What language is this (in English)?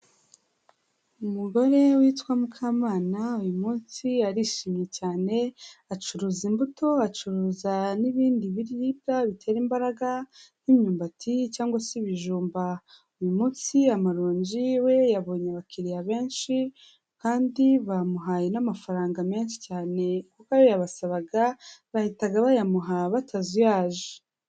Kinyarwanda